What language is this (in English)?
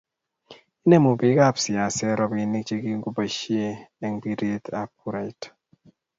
Kalenjin